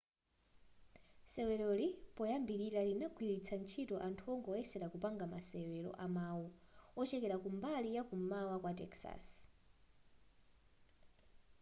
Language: Nyanja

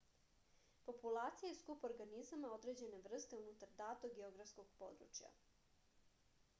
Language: Serbian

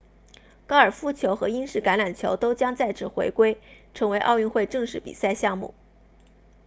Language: Chinese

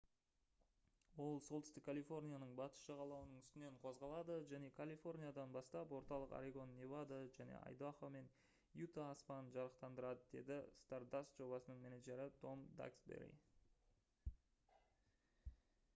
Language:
Kazakh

